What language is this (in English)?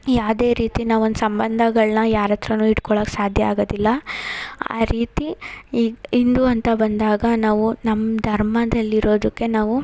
Kannada